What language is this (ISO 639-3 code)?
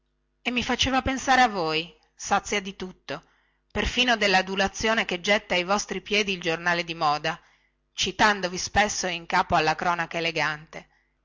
ita